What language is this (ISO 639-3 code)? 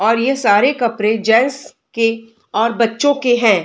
hin